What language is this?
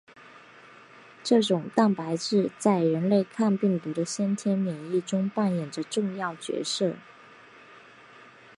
Chinese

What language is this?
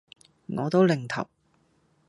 Cantonese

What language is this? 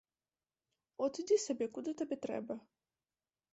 Belarusian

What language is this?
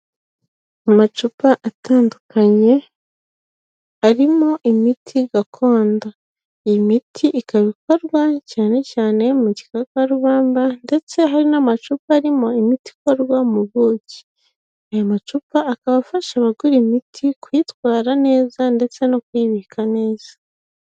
Kinyarwanda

